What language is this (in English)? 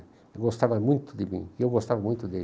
Portuguese